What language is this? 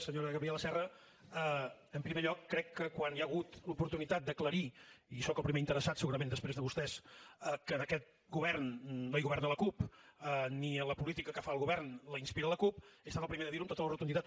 Catalan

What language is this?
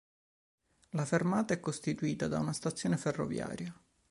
Italian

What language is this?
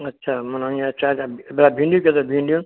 Sindhi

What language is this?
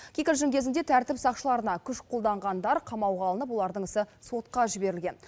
Kazakh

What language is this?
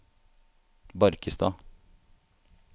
Norwegian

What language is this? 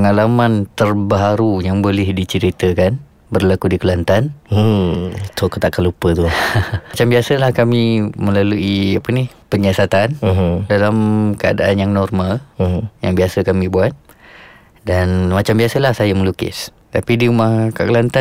Malay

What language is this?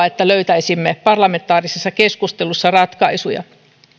Finnish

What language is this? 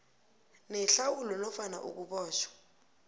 South Ndebele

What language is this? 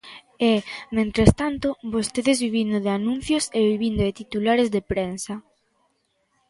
Galician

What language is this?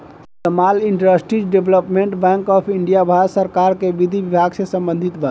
Bhojpuri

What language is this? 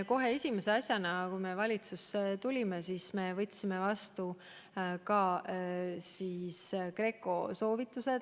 Estonian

